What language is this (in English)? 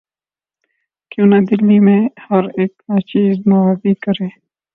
Urdu